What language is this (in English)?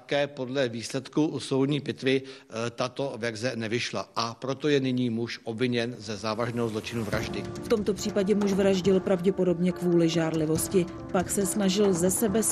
Czech